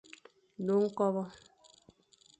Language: Fang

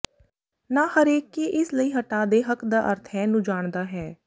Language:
Punjabi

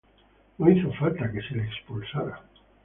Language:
Spanish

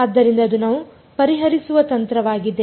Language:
Kannada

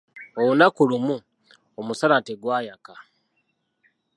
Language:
Ganda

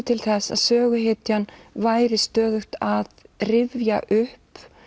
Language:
Icelandic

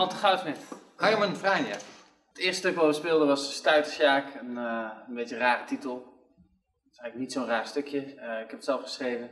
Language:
Dutch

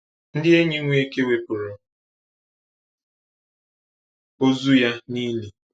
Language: Igbo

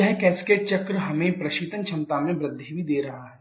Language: Hindi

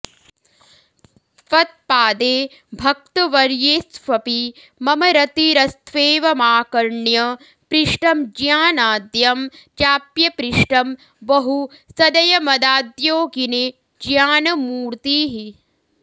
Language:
Sanskrit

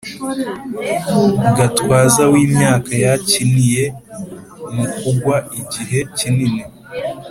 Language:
Kinyarwanda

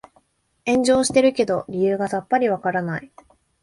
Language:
Japanese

